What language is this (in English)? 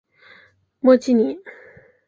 Chinese